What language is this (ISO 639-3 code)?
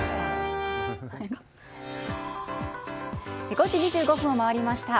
jpn